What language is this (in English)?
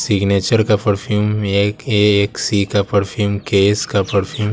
Hindi